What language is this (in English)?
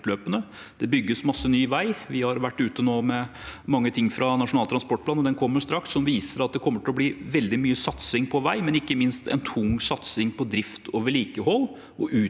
Norwegian